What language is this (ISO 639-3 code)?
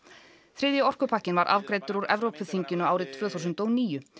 isl